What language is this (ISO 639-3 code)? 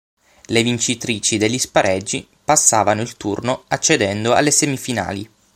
ita